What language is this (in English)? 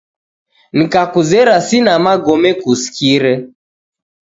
Taita